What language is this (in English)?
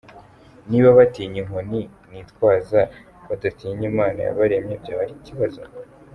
Kinyarwanda